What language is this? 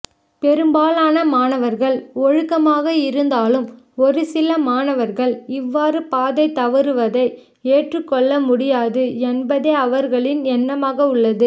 Tamil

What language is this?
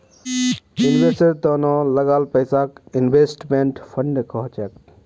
Magahi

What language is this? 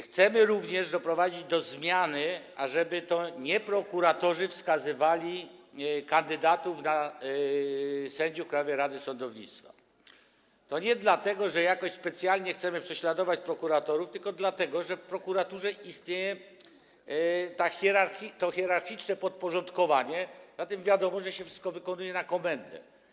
Polish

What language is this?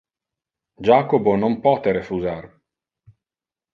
Interlingua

